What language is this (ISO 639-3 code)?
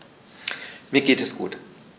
deu